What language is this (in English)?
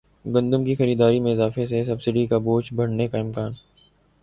Urdu